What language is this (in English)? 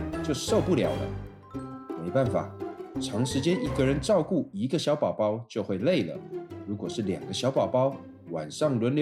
Chinese